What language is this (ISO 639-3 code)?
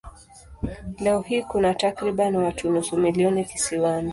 swa